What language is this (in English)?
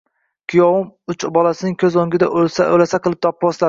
Uzbek